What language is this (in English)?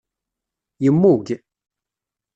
Kabyle